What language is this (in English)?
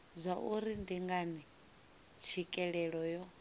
Venda